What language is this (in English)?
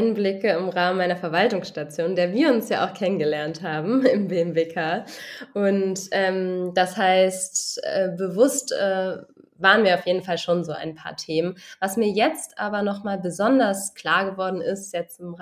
German